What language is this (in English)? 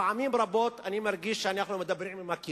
Hebrew